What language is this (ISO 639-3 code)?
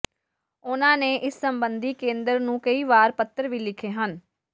pan